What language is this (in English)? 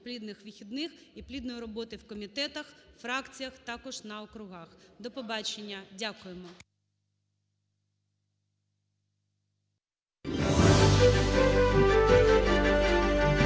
Ukrainian